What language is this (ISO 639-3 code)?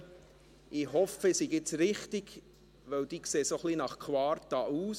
gsw